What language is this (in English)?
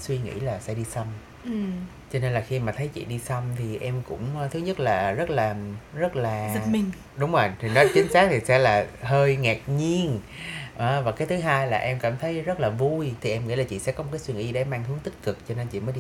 Vietnamese